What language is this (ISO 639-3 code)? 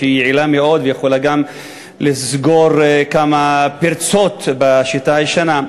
heb